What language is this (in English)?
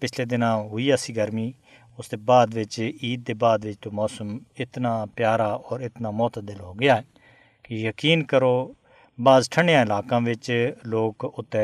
Urdu